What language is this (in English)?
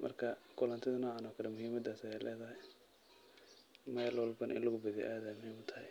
Somali